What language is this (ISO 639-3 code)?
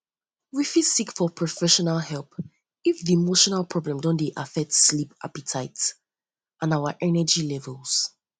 pcm